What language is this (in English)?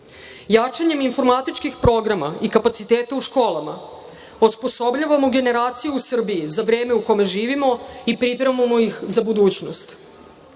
Serbian